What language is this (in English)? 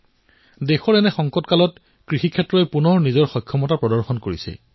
Assamese